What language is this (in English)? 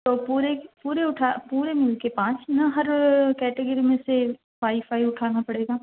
Urdu